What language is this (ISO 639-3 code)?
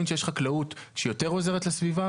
heb